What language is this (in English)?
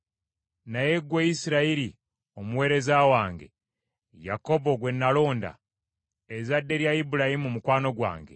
Ganda